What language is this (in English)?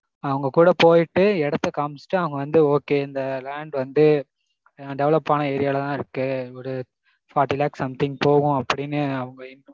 Tamil